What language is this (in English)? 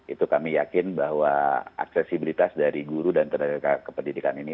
Indonesian